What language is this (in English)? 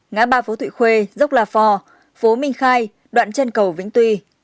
Vietnamese